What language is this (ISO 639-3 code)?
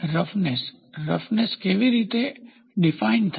guj